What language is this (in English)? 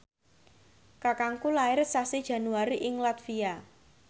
Javanese